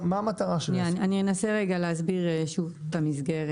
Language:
Hebrew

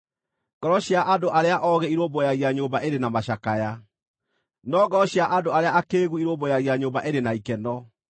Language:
Kikuyu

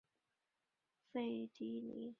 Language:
Chinese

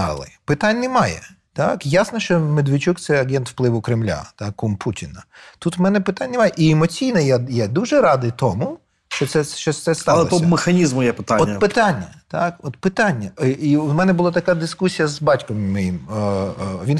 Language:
Ukrainian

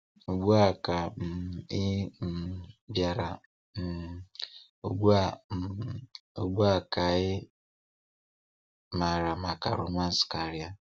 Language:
Igbo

